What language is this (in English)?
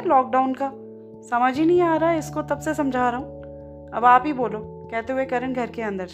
Hindi